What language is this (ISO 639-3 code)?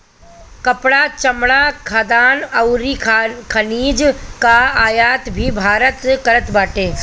bho